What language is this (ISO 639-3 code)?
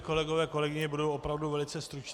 ces